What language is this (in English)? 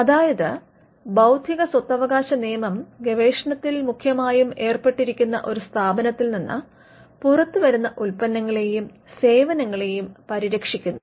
Malayalam